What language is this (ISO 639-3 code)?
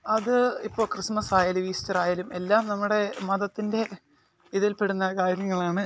mal